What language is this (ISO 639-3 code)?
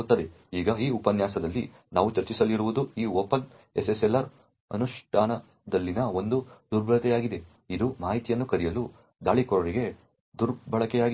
kan